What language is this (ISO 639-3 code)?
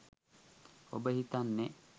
sin